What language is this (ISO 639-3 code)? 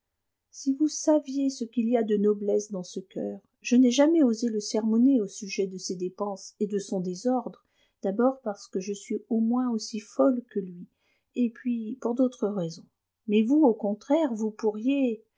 fra